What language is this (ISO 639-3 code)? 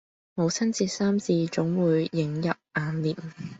yue